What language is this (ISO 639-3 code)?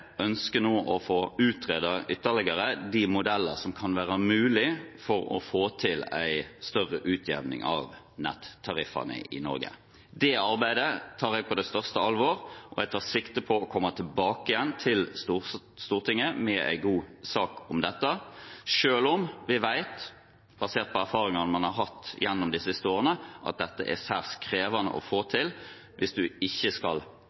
nob